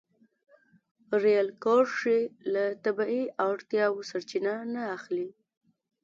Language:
Pashto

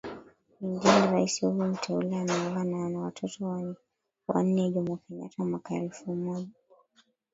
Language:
Swahili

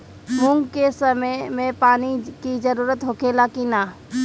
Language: Bhojpuri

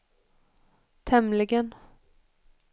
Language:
Swedish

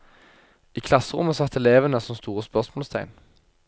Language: Norwegian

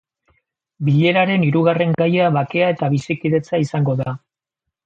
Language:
Basque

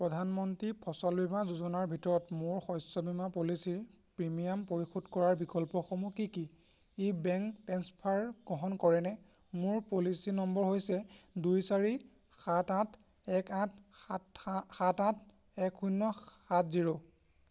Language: Assamese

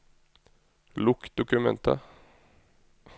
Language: Norwegian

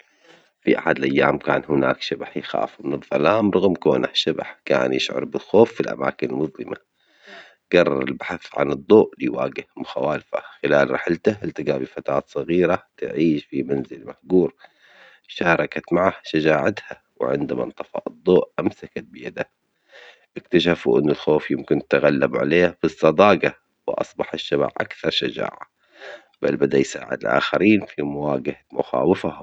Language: Omani Arabic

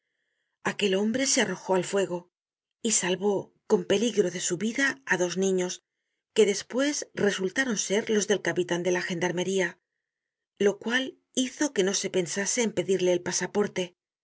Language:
Spanish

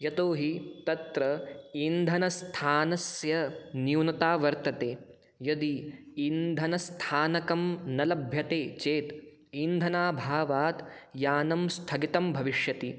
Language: Sanskrit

